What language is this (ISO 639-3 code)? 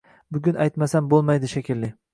uzb